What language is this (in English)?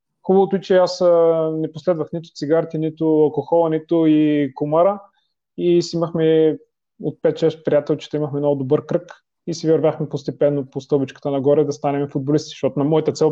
Bulgarian